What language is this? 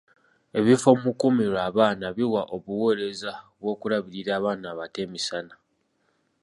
Ganda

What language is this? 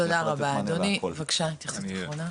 Hebrew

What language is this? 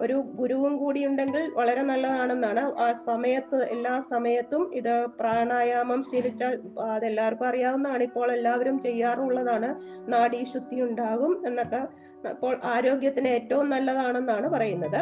Malayalam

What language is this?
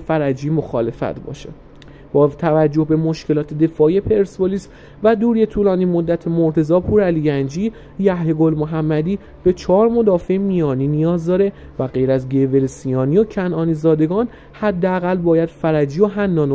Persian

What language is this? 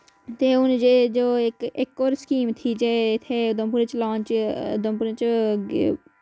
Dogri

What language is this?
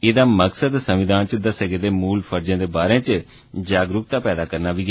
Dogri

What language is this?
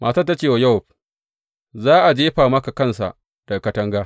Hausa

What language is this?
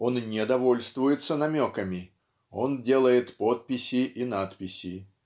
Russian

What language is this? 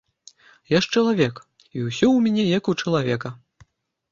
Belarusian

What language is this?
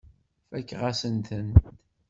Kabyle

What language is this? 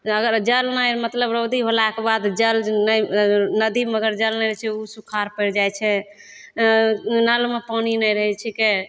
Maithili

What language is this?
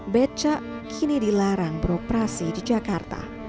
Indonesian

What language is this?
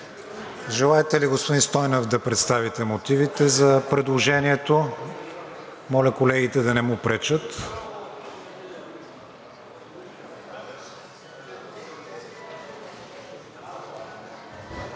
Bulgarian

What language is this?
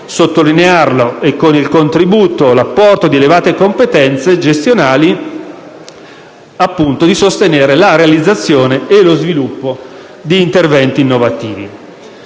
Italian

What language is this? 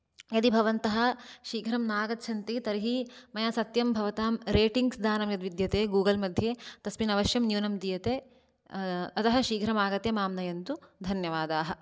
Sanskrit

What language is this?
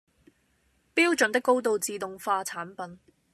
Cantonese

